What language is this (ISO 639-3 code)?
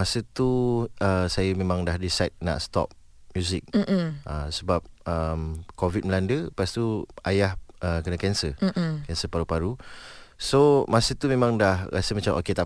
msa